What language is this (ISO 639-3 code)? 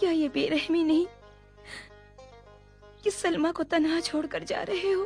hin